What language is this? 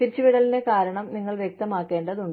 Malayalam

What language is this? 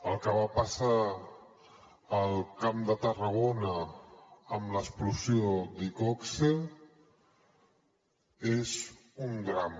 Catalan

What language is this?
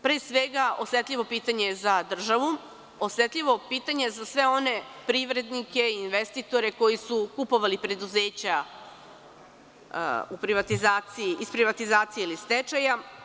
Serbian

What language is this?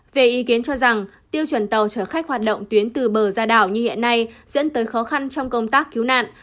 Vietnamese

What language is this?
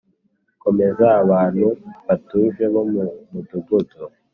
Kinyarwanda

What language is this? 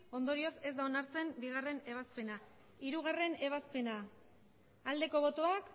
Basque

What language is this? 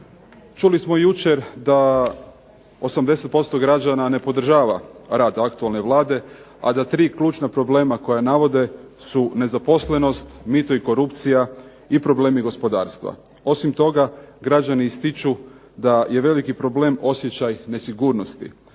Croatian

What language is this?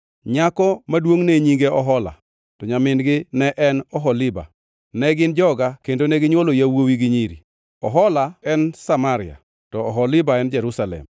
Luo (Kenya and Tanzania)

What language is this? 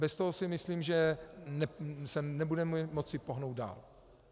Czech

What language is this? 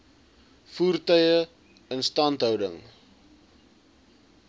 Afrikaans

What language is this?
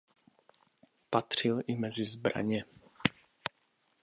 Czech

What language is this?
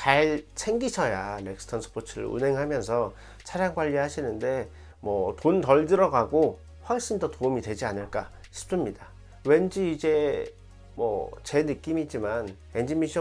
Korean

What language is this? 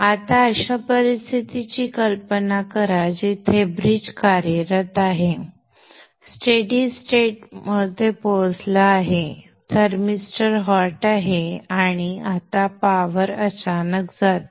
Marathi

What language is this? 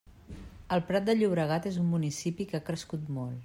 Catalan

